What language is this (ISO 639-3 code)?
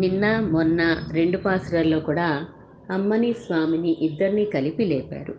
tel